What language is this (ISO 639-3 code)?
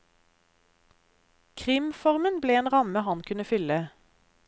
nor